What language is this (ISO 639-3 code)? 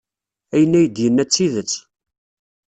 kab